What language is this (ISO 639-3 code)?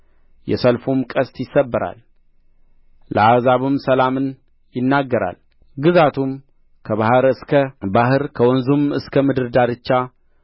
amh